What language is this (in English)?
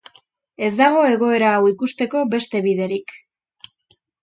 Basque